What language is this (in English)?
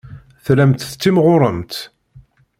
Kabyle